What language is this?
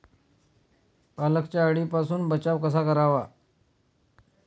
Marathi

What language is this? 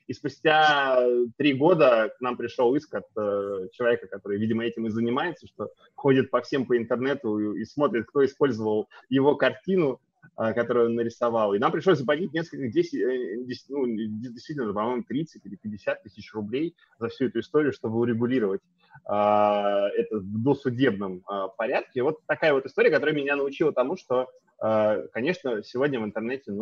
Russian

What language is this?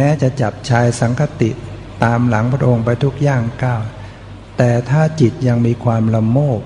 Thai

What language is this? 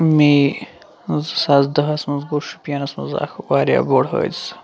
Kashmiri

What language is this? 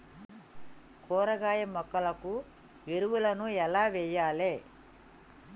Telugu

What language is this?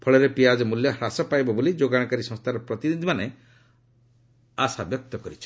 Odia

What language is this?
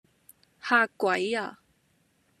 Cantonese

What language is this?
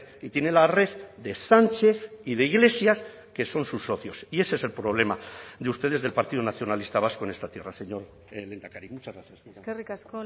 Spanish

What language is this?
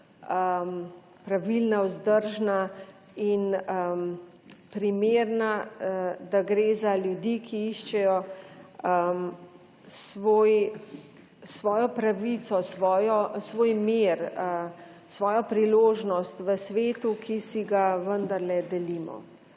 Slovenian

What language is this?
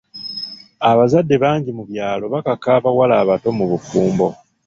Ganda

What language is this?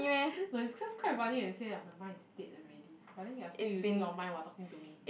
English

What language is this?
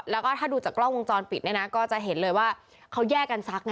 Thai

